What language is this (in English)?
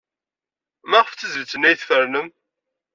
Kabyle